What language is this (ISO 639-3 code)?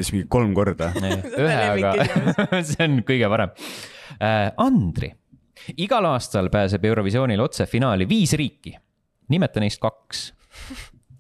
fin